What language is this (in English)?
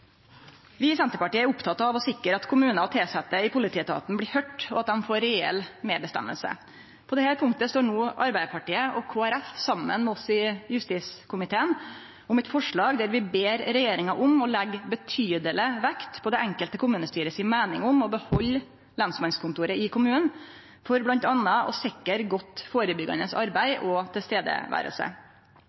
Norwegian Nynorsk